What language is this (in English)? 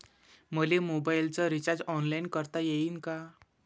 Marathi